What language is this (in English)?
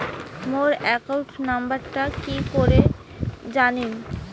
Bangla